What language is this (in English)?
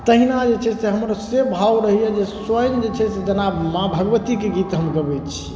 Maithili